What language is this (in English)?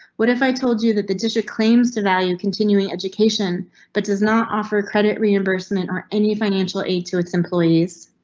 English